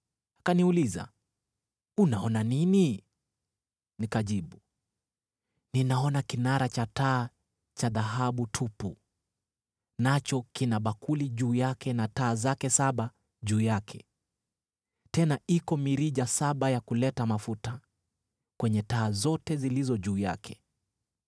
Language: Swahili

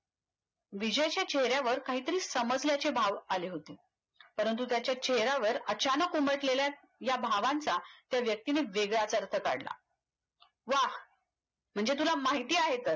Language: Marathi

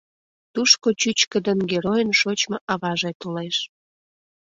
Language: Mari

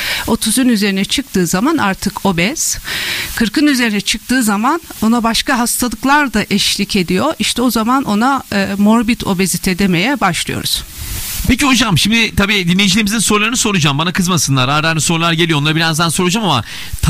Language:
Turkish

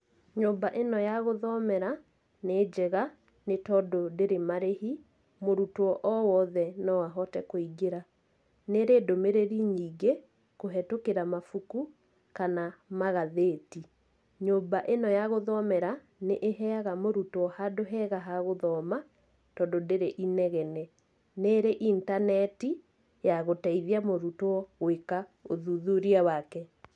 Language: Kikuyu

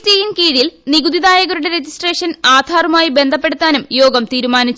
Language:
Malayalam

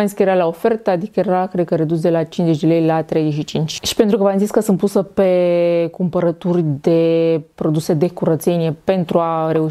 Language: Romanian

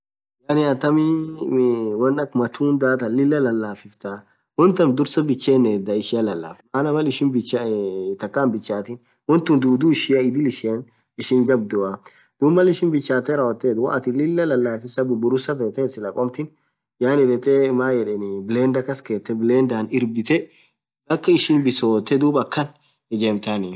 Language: Orma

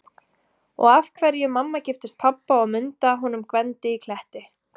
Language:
Icelandic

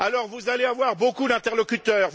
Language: French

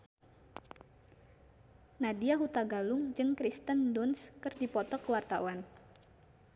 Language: Sundanese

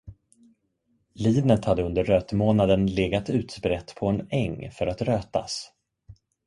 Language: Swedish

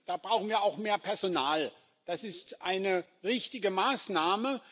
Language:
German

